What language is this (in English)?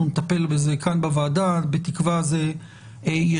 Hebrew